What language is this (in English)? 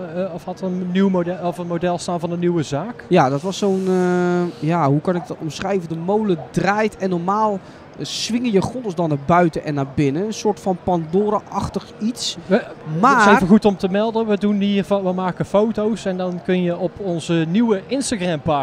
Dutch